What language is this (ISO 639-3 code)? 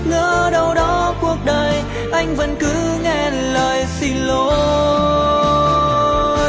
vie